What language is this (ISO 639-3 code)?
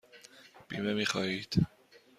fas